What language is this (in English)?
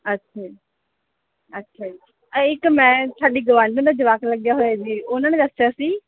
Punjabi